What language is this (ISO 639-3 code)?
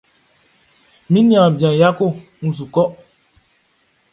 bci